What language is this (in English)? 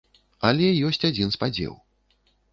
Belarusian